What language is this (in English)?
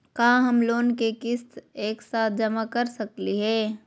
Magahi